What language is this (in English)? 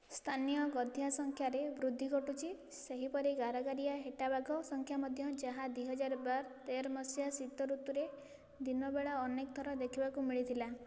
Odia